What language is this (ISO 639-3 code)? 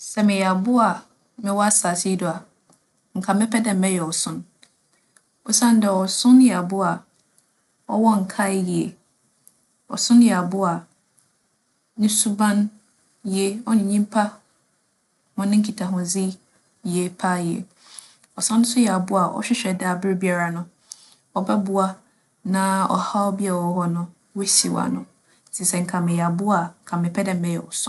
aka